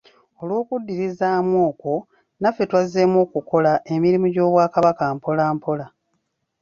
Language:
Ganda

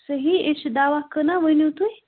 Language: Kashmiri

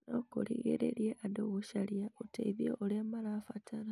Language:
Kikuyu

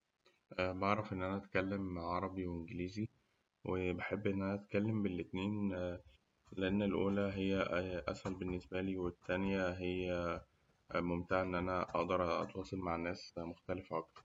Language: Egyptian Arabic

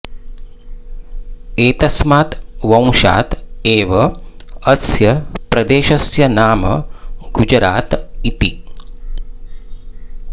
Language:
Sanskrit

